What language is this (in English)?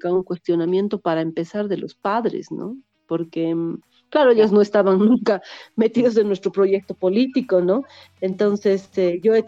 Spanish